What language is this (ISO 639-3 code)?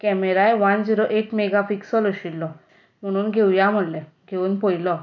kok